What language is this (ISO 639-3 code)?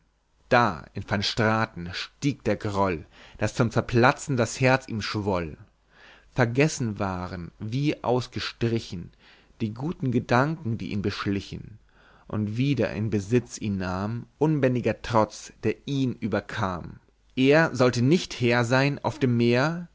deu